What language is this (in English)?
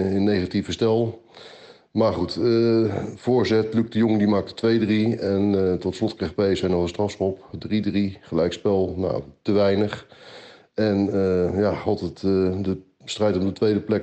Dutch